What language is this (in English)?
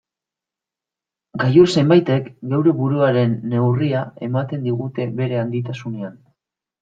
Basque